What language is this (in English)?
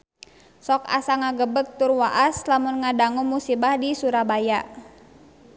Sundanese